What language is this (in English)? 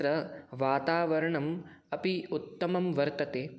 Sanskrit